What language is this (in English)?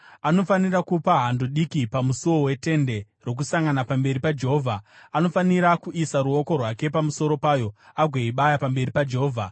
Shona